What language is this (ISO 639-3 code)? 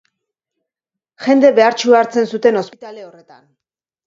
eus